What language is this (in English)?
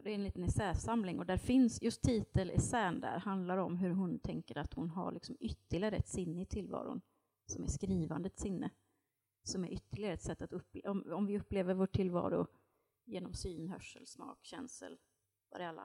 Swedish